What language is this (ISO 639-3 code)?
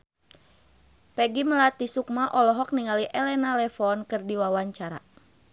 sun